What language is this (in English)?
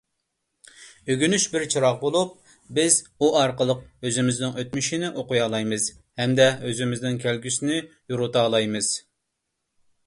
Uyghur